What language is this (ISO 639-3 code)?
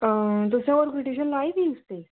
doi